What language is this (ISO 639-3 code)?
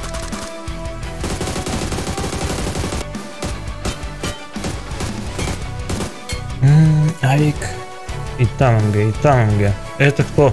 rus